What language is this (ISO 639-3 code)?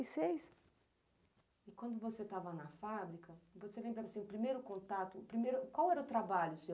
por